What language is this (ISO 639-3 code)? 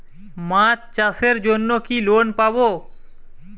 ben